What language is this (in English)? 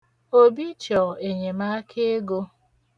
Igbo